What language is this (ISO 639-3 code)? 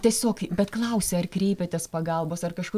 lit